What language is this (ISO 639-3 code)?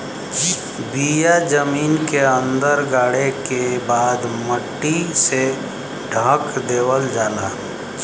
bho